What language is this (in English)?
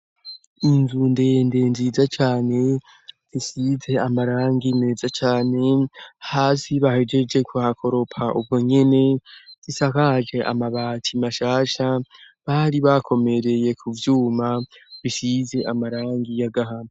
Rundi